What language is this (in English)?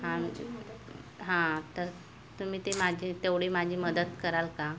Marathi